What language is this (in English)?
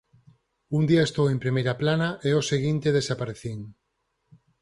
Galician